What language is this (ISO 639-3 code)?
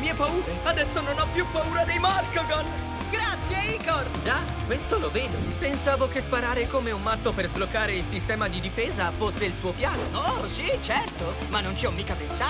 ita